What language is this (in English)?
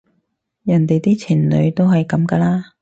Cantonese